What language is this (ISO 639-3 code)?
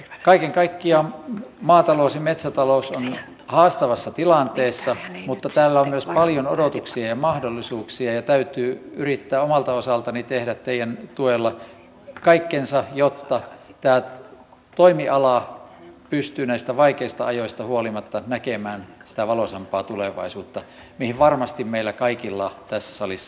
fin